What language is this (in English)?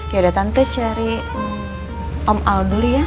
Indonesian